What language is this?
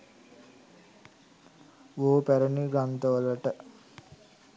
Sinhala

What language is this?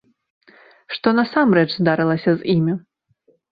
Belarusian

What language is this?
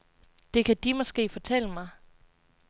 Danish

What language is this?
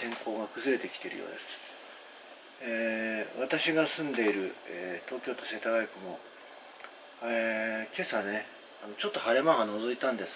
Japanese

